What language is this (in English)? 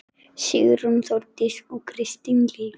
Icelandic